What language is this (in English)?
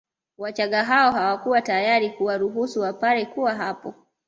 Swahili